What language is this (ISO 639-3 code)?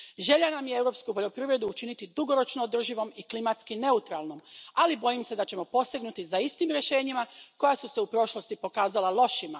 hrv